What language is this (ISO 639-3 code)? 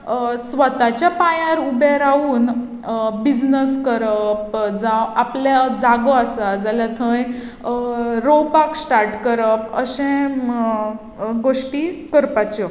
kok